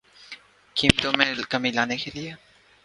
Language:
Urdu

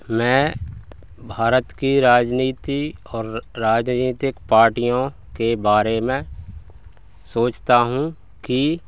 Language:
Hindi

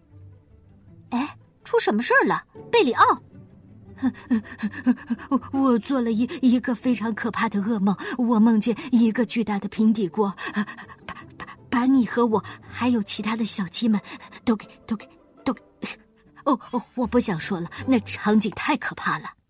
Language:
Chinese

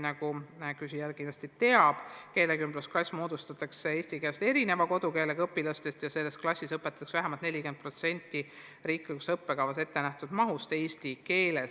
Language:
Estonian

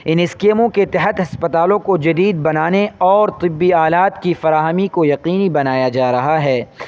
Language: Urdu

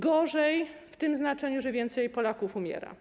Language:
Polish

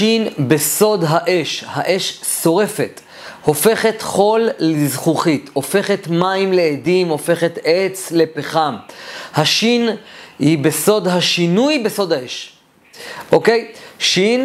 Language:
Hebrew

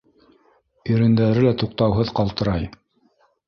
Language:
Bashkir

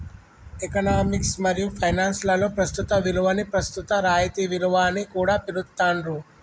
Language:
Telugu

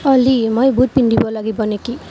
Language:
Assamese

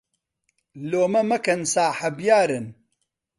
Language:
Central Kurdish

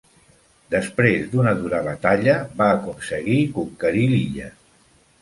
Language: Catalan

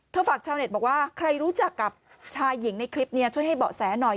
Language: Thai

